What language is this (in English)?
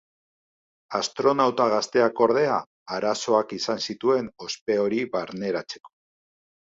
Basque